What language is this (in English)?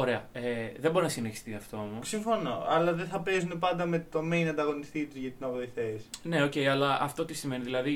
Greek